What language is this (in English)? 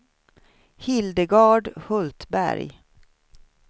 Swedish